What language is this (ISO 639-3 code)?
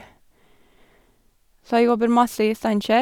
nor